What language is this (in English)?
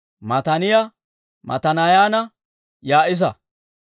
Dawro